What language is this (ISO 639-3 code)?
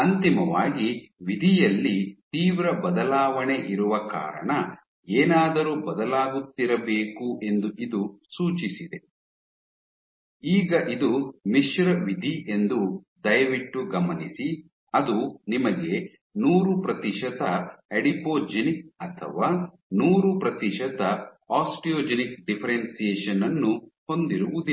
kan